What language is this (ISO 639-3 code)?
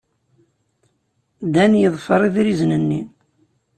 kab